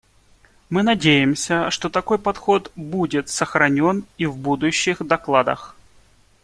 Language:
Russian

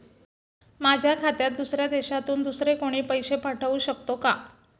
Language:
Marathi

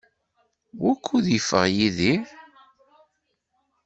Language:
Kabyle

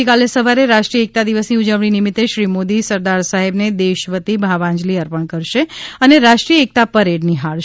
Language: Gujarati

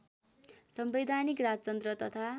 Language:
Nepali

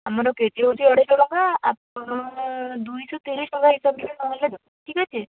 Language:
Odia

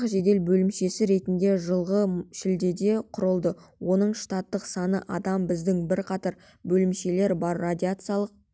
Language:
Kazakh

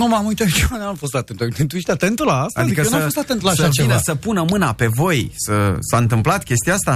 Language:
Romanian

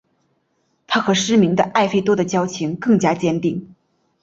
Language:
Chinese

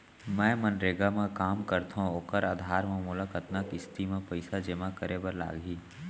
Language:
Chhattisgarhi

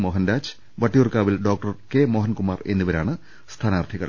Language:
Malayalam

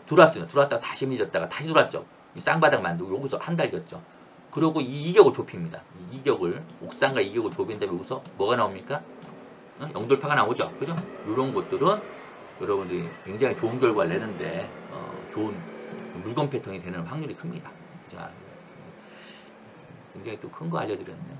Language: Korean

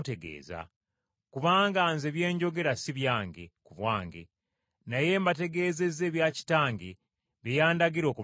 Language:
Ganda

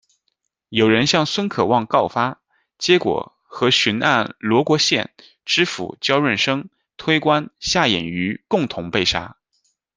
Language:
Chinese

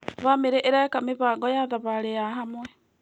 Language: Kikuyu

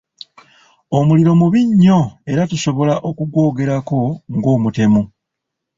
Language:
Ganda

